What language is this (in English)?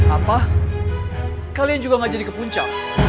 Indonesian